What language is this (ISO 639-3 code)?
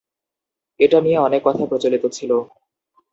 ben